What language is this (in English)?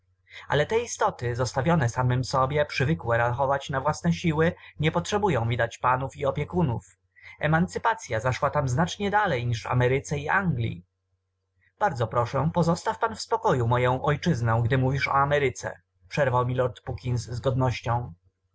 Polish